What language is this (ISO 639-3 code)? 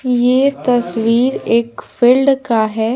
hin